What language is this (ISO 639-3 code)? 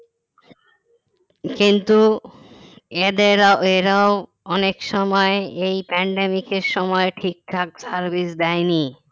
ben